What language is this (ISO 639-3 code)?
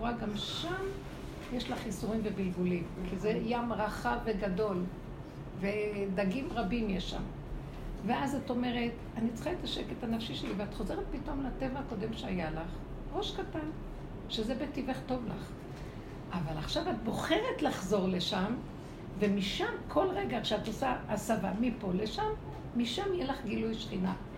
heb